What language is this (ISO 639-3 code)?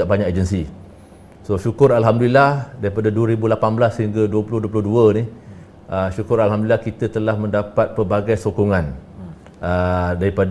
msa